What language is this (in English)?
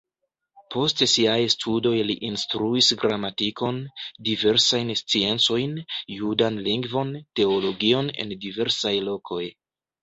Esperanto